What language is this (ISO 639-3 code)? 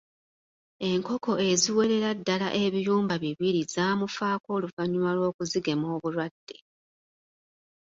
lug